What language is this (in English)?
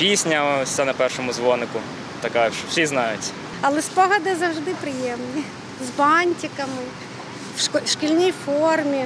Ukrainian